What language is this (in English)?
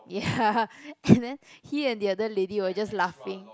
English